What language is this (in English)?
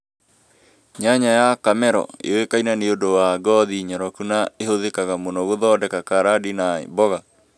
Kikuyu